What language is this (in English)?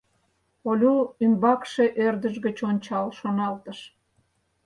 Mari